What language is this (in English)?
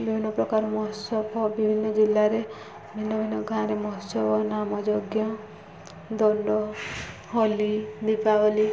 Odia